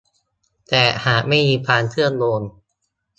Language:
Thai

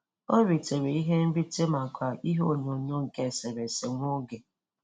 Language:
Igbo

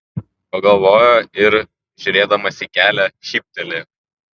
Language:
Lithuanian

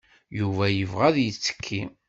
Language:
Kabyle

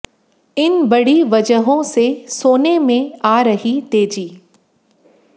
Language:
Hindi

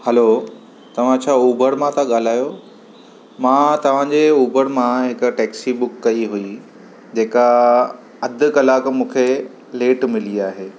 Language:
Sindhi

